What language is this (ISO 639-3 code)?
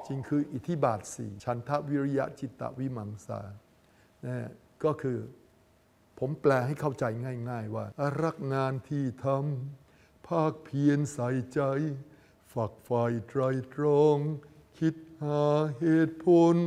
tha